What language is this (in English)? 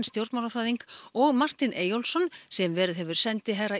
Icelandic